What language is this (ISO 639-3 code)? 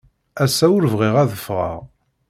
kab